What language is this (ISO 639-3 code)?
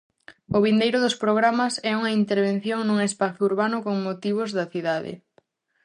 glg